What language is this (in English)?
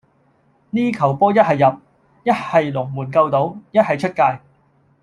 Cantonese